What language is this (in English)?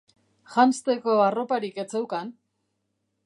Basque